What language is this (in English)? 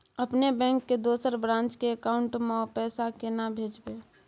Maithili